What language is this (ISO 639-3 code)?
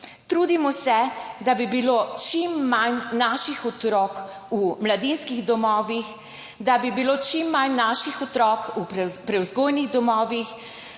slv